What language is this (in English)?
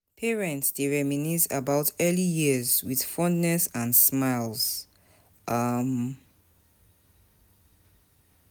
Nigerian Pidgin